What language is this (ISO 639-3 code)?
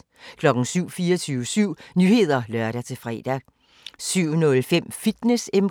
dan